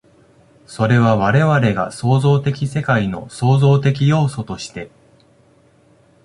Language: Japanese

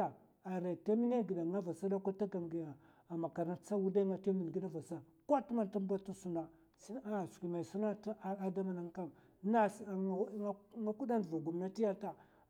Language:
Mafa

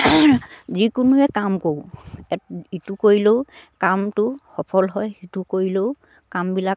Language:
Assamese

